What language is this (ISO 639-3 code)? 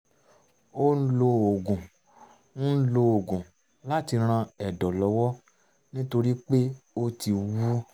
yor